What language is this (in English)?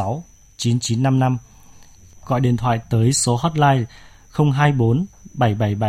Vietnamese